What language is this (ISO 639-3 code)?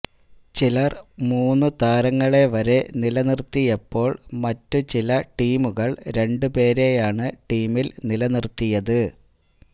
mal